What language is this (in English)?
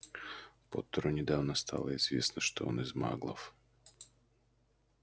Russian